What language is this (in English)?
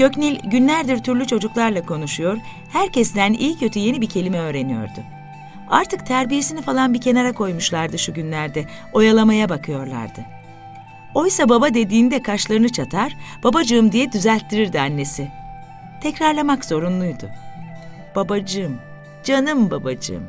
Turkish